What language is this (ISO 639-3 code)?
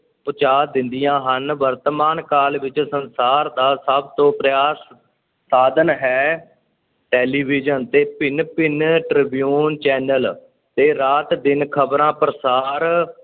pan